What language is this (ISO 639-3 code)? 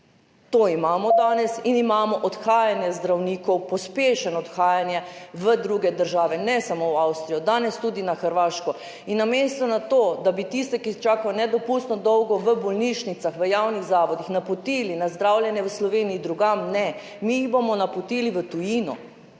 slv